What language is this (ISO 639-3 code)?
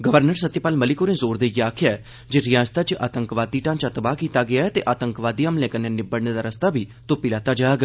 doi